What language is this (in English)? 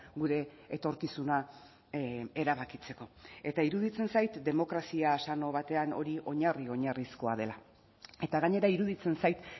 Basque